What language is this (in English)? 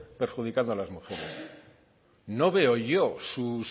Spanish